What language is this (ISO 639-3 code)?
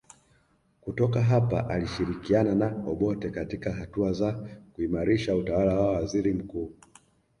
swa